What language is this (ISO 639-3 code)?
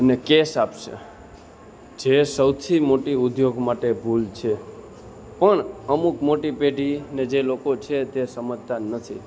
guj